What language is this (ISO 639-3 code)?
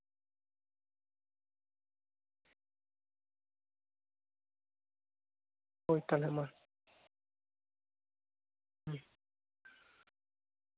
sat